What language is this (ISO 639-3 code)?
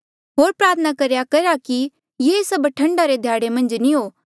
mjl